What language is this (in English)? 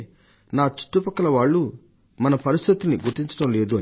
Telugu